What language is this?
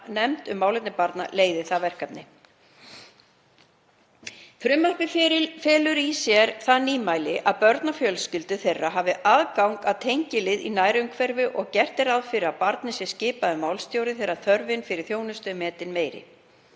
Icelandic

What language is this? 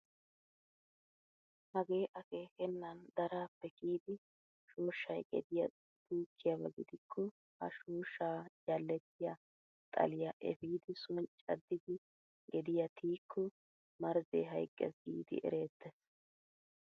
Wolaytta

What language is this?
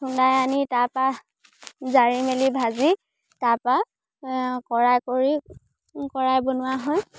Assamese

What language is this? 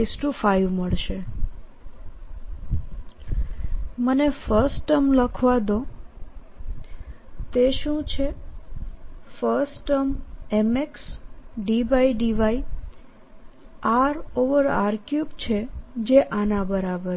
Gujarati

